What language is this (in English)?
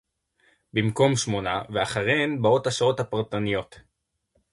Hebrew